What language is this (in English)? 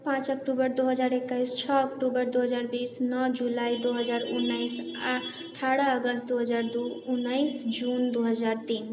Maithili